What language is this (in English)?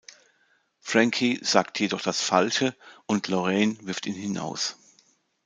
German